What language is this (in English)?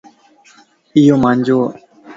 Lasi